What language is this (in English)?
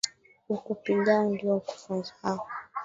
Swahili